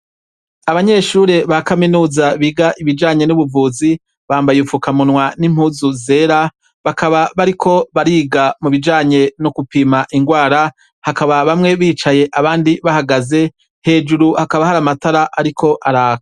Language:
Rundi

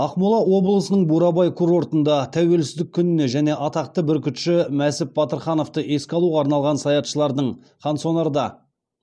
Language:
Kazakh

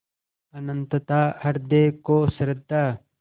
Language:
Hindi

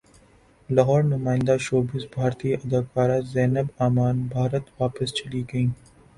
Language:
Urdu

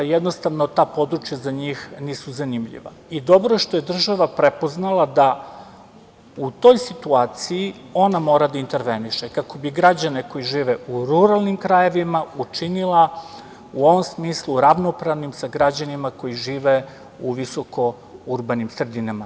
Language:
Serbian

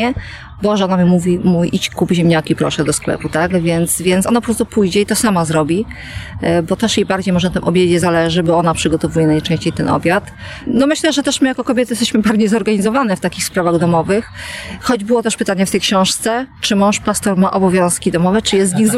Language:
Polish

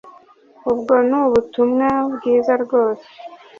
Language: Kinyarwanda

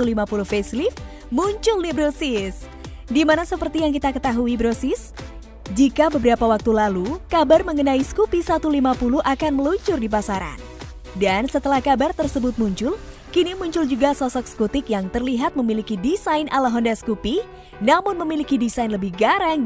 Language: Indonesian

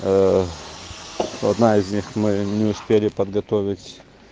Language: Russian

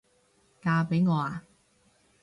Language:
Cantonese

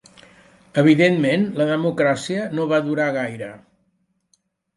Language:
Catalan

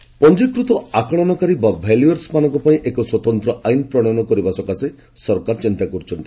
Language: Odia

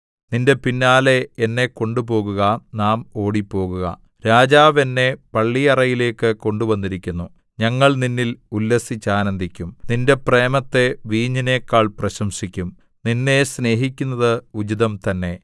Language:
Malayalam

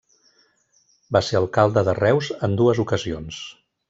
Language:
Catalan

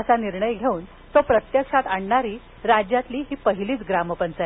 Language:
Marathi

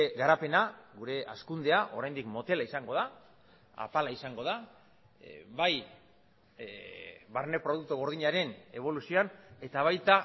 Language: Basque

